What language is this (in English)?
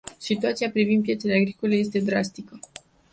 Romanian